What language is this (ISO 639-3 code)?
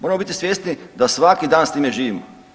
hrv